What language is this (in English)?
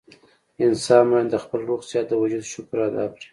Pashto